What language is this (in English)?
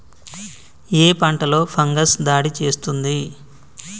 Telugu